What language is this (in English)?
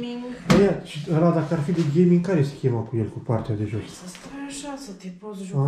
Romanian